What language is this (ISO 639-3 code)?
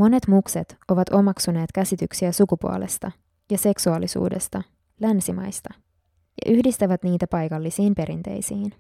fin